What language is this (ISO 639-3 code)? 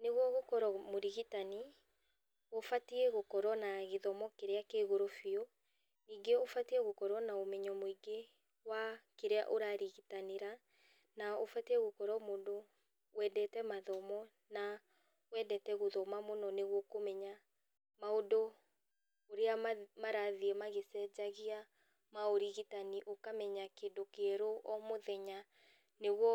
kik